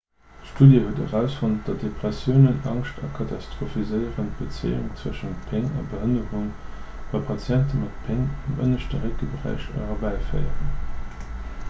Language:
Luxembourgish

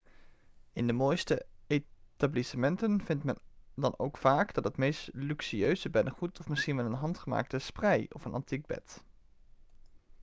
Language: Dutch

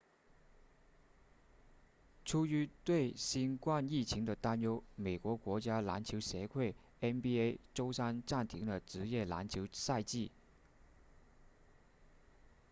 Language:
Chinese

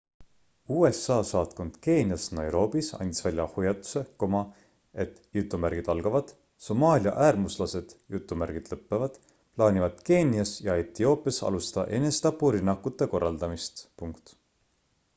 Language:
Estonian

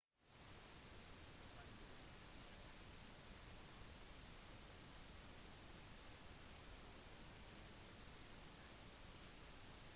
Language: Norwegian Bokmål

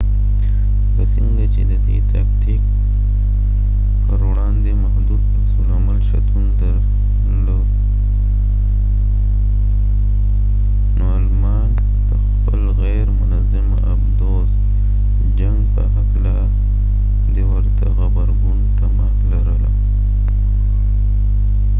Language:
Pashto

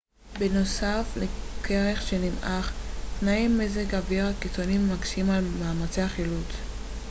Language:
Hebrew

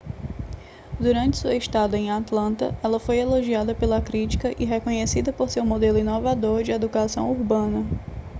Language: Portuguese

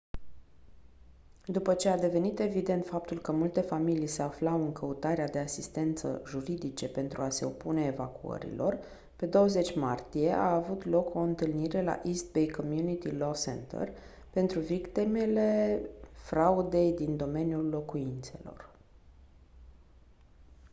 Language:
Romanian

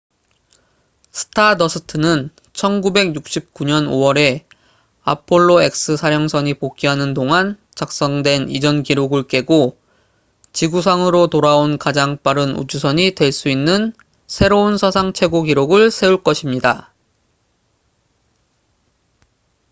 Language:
Korean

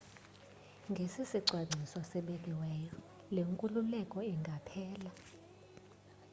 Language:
Xhosa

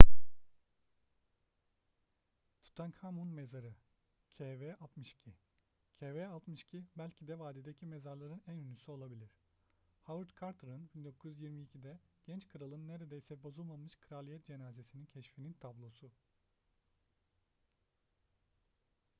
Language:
Turkish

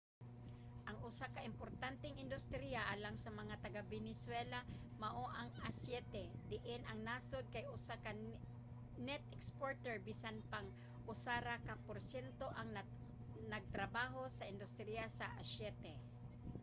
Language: Cebuano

